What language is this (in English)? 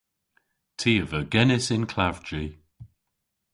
Cornish